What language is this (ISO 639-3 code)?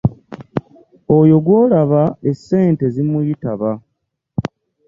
lug